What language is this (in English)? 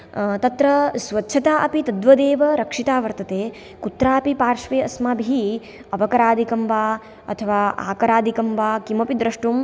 Sanskrit